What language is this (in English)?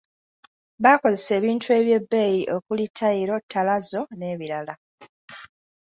Ganda